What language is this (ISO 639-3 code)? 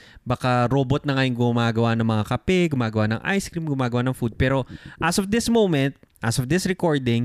fil